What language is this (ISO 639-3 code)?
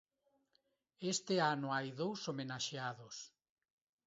glg